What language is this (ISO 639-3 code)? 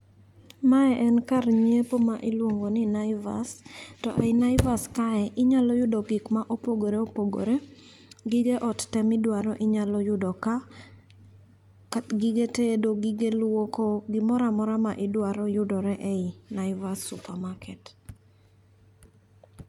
luo